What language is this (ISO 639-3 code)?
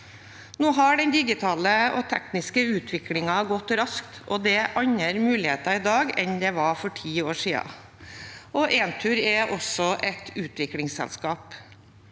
nor